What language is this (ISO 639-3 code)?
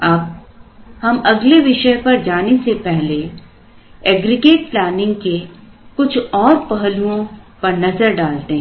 hin